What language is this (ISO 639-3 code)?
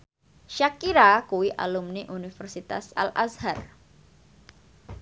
jav